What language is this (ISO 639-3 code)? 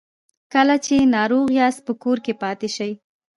pus